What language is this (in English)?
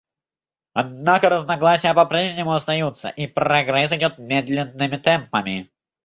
Russian